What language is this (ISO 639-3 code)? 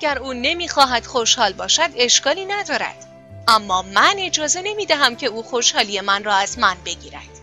fas